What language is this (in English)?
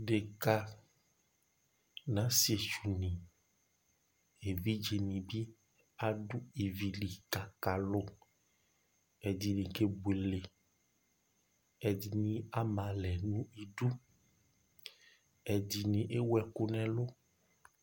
Ikposo